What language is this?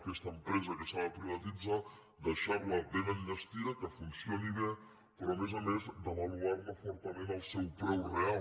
Catalan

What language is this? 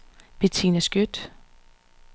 Danish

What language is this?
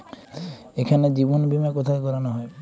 Bangla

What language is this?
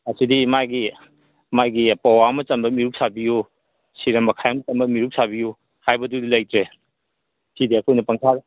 Manipuri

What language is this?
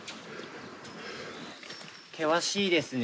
Japanese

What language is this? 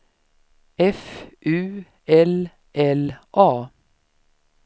Swedish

